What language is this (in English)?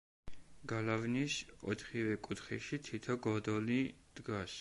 Georgian